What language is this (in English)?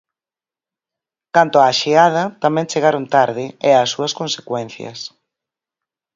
Galician